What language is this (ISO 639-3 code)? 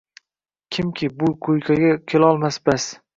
uzb